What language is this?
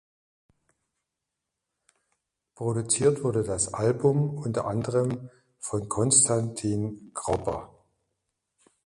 German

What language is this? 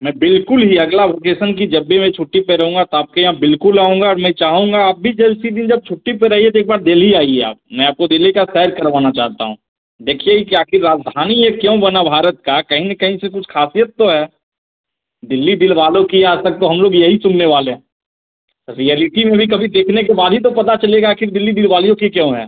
Hindi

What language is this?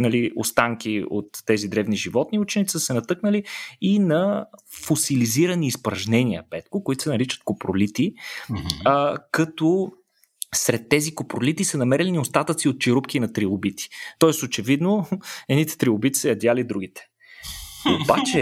Bulgarian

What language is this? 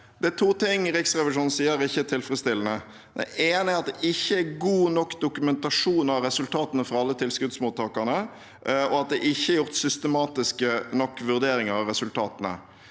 Norwegian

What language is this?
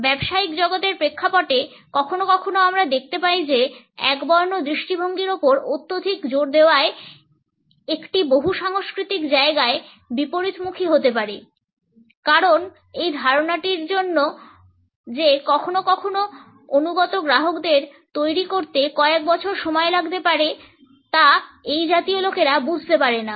Bangla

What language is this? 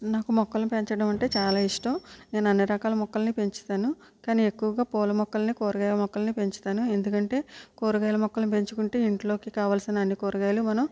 Telugu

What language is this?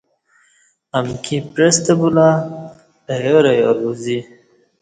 Kati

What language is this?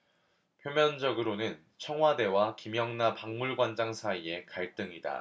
Korean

